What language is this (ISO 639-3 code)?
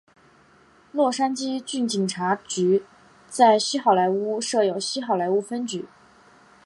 zho